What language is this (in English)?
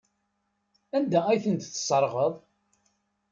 Kabyle